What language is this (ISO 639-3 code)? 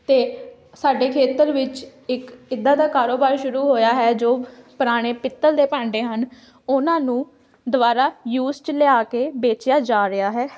pan